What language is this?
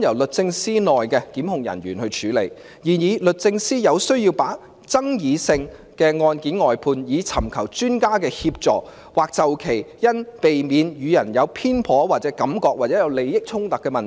Cantonese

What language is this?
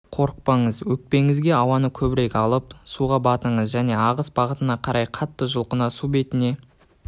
Kazakh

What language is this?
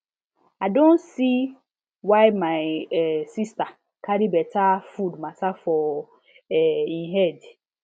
Nigerian Pidgin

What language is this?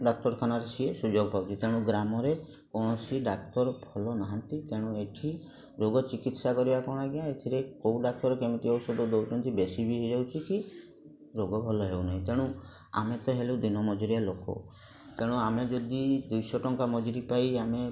Odia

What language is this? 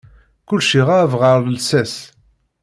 Kabyle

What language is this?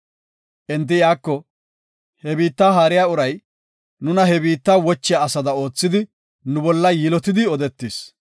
Gofa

